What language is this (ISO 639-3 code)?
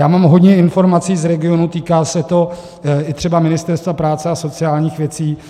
ces